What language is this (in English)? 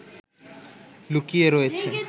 Bangla